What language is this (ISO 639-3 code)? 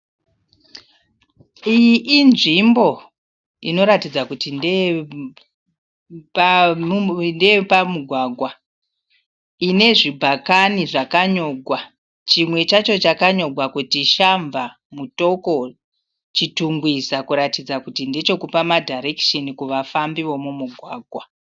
sna